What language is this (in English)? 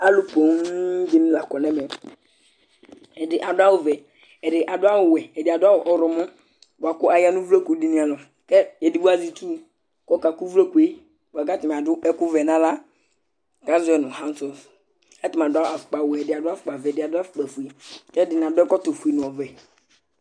Ikposo